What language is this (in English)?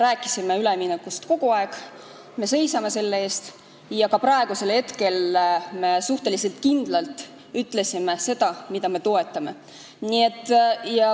Estonian